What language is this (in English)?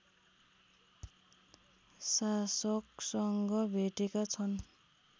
Nepali